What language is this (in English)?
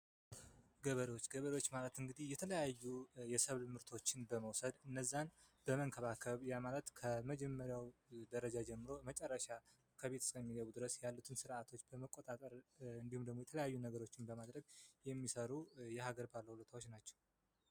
Amharic